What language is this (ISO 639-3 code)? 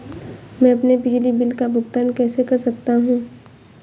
hin